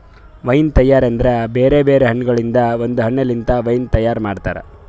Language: Kannada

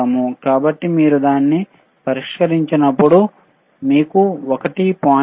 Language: Telugu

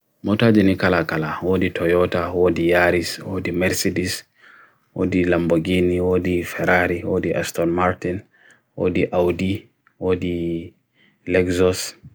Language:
Bagirmi Fulfulde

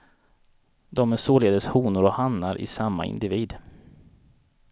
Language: Swedish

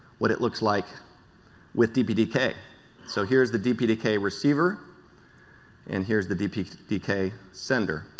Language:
English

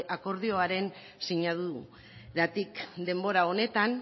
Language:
Basque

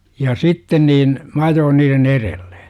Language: Finnish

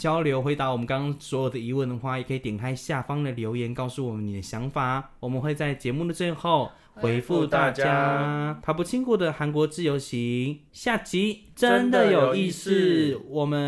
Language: Chinese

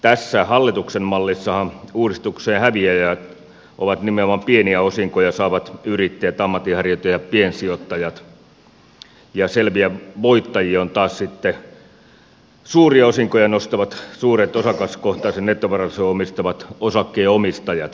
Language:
Finnish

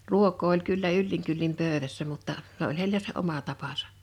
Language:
Finnish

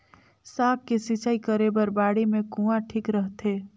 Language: Chhattisgarhi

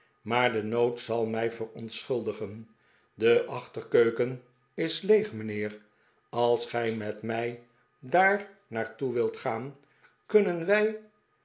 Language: Dutch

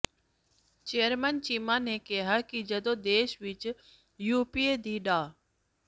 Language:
Punjabi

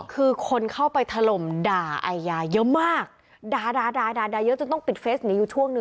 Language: Thai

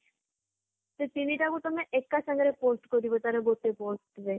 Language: Odia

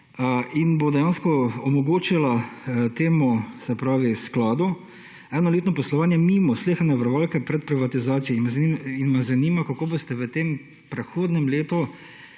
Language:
Slovenian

